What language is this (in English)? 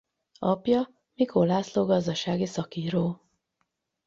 Hungarian